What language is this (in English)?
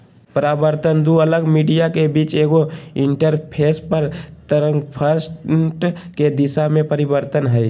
Magahi